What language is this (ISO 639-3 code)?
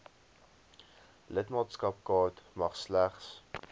afr